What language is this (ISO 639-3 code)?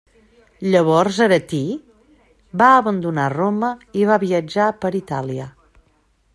cat